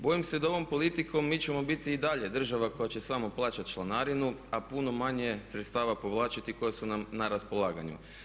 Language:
Croatian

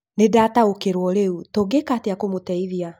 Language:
Kikuyu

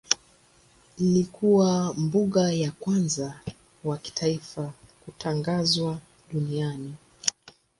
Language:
Swahili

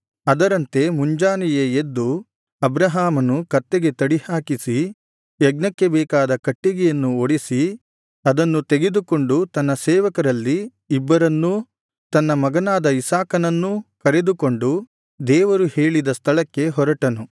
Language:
Kannada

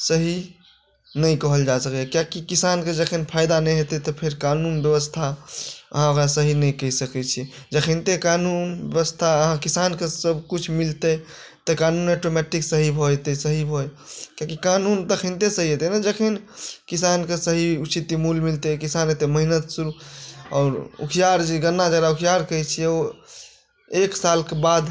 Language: Maithili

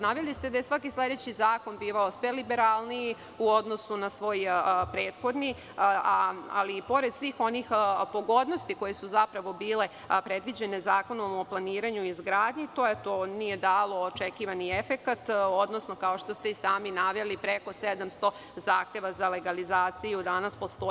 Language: Serbian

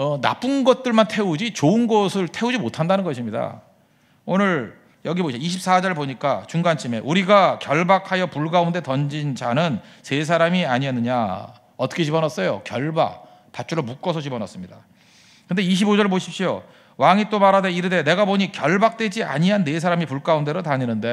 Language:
Korean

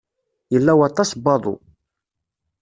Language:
Kabyle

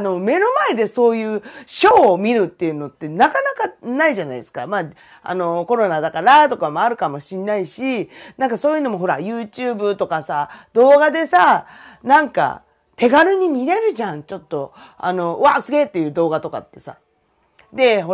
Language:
Japanese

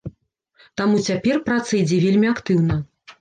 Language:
Belarusian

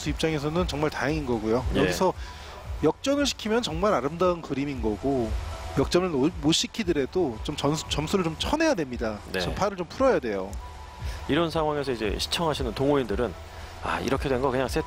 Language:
Korean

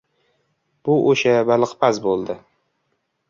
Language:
Uzbek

